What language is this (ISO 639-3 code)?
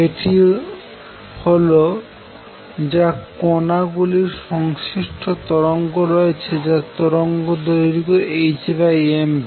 ben